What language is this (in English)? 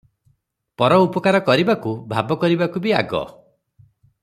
Odia